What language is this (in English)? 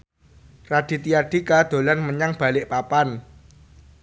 Javanese